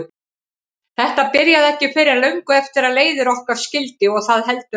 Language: Icelandic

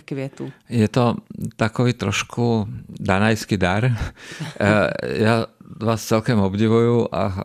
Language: Czech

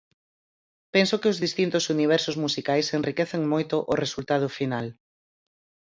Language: Galician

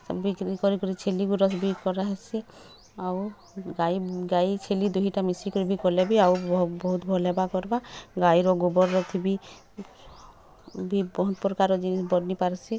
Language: Odia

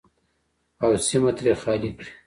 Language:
Pashto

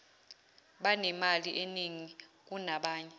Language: Zulu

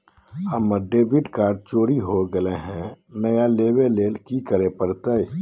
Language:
Magahi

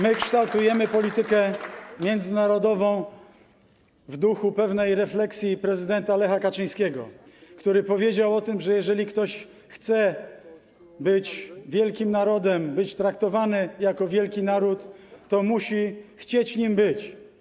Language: Polish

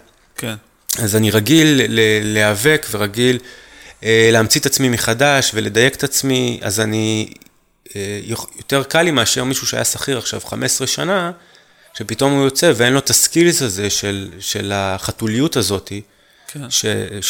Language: Hebrew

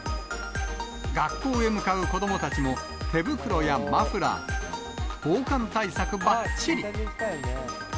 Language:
Japanese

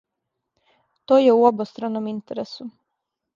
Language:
Serbian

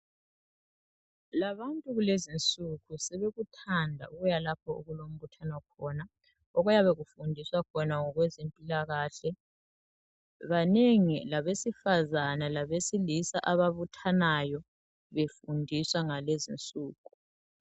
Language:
North Ndebele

